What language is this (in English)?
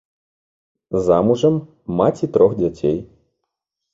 Belarusian